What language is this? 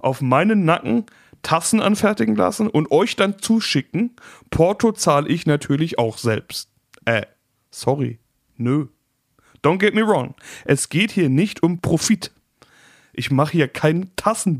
German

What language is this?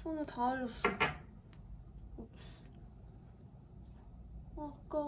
Korean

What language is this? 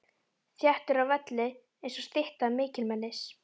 Icelandic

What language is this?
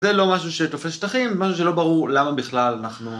Hebrew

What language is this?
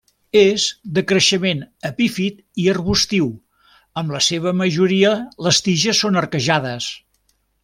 Catalan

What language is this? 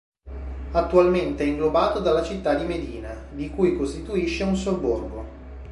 Italian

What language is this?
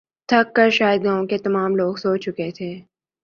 Urdu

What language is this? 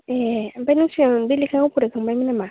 Bodo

